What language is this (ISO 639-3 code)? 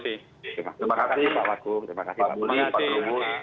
ind